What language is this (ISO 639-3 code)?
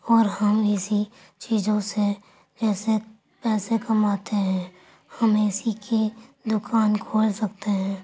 urd